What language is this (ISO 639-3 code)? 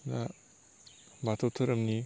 brx